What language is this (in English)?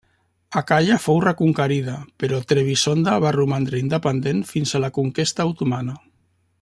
Catalan